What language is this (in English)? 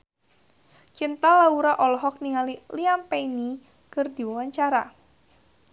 Sundanese